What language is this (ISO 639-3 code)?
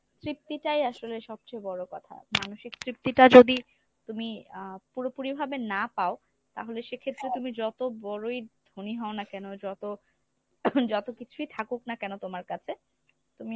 ben